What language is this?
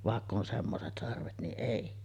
Finnish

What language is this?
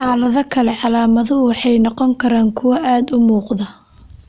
Somali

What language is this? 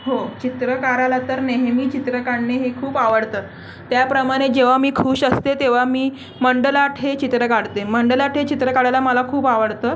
Marathi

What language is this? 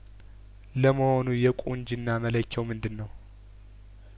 Amharic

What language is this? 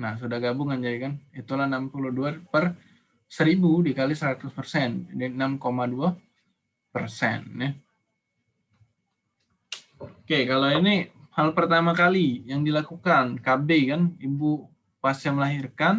Indonesian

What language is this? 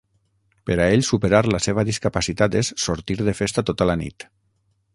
Catalan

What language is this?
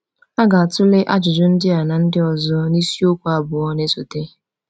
Igbo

